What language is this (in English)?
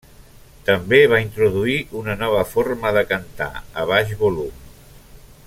Catalan